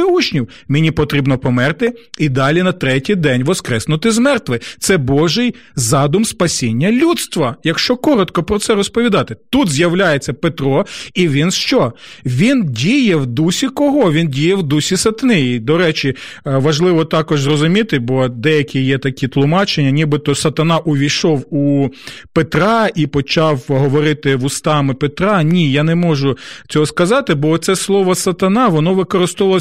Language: Ukrainian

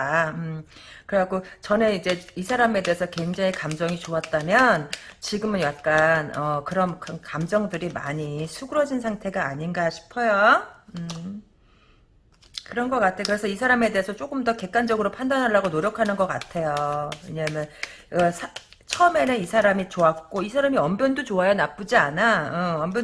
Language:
Korean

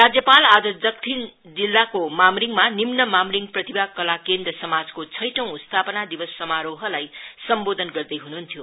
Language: Nepali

